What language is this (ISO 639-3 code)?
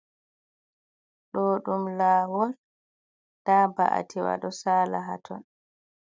ful